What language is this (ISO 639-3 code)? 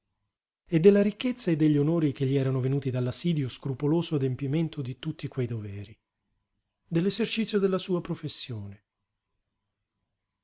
ita